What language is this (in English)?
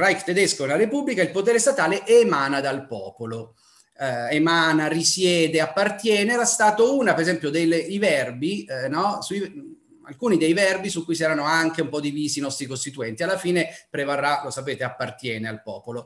Italian